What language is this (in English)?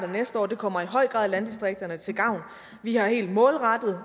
Danish